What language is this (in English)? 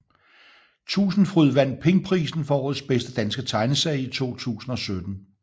Danish